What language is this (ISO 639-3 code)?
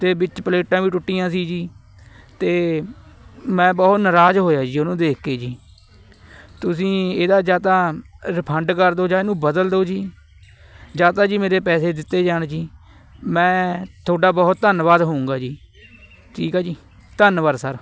pan